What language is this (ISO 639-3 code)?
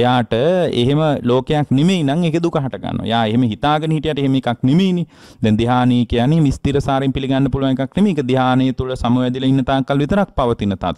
ind